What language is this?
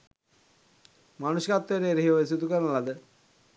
Sinhala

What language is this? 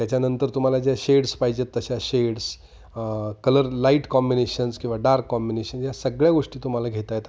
Marathi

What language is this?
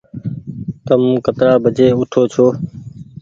Goaria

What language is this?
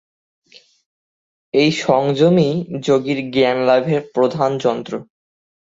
Bangla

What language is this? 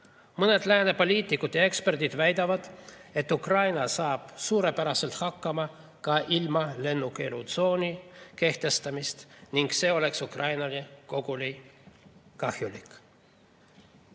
Estonian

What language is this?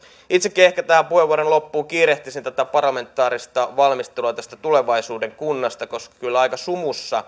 Finnish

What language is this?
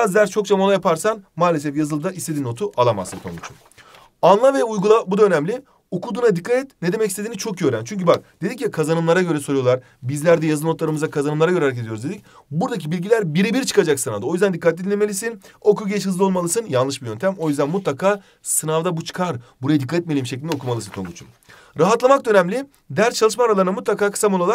Turkish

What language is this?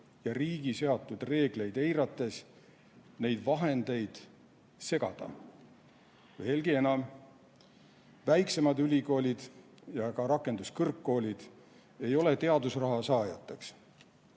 Estonian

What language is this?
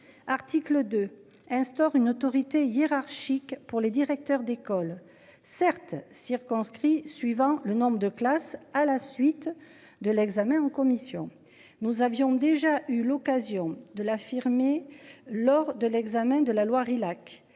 French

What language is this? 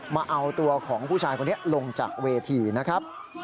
Thai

